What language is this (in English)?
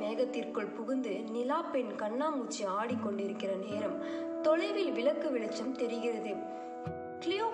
Tamil